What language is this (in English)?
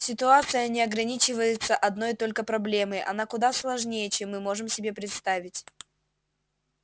Russian